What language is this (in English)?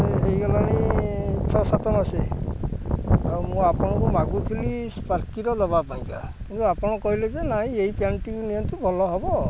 Odia